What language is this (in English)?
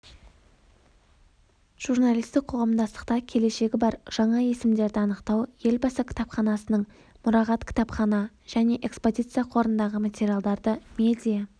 Kazakh